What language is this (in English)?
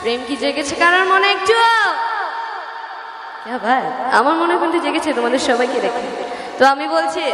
Bangla